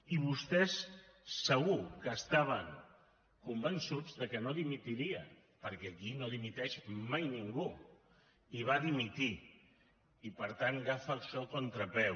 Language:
Catalan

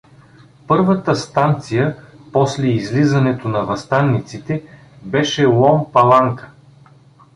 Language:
Bulgarian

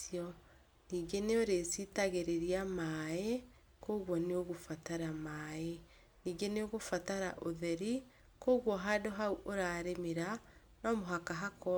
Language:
Kikuyu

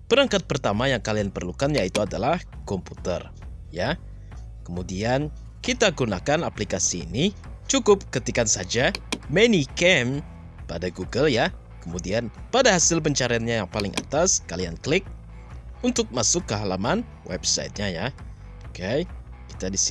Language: Indonesian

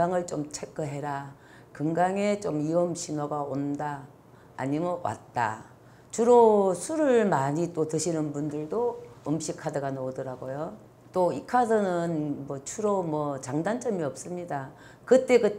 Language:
Korean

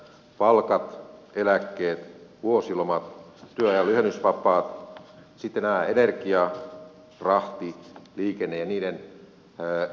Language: Finnish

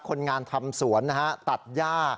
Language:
Thai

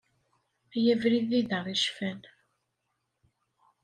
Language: Kabyle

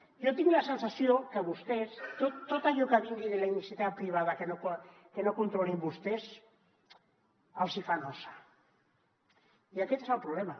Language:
Catalan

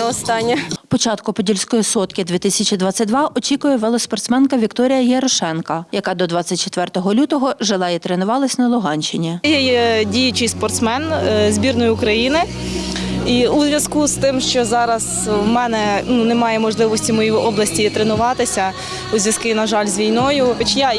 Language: Ukrainian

